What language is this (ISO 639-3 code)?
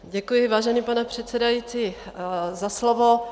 ces